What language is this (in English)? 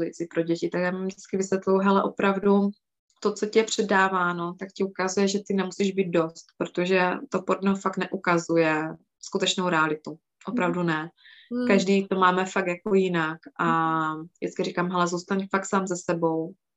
Czech